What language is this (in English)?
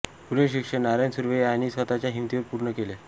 Marathi